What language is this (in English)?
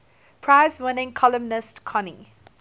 English